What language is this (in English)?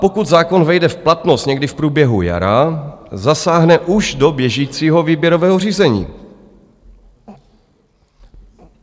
Czech